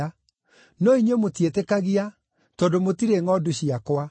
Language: Kikuyu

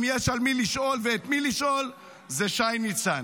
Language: Hebrew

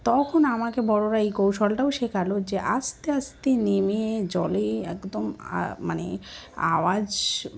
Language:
Bangla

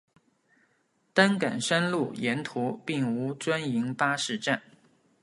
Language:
Chinese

